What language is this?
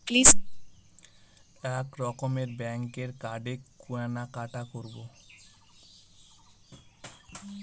Bangla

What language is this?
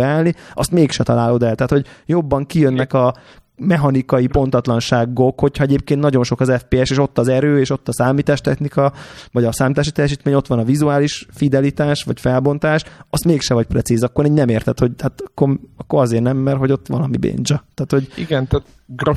Hungarian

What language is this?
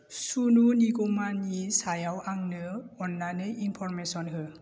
Bodo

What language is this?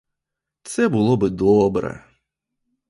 Ukrainian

